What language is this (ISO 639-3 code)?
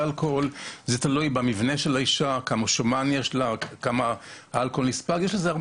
heb